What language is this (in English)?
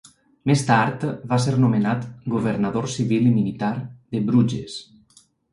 Catalan